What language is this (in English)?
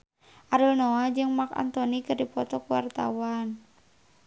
Sundanese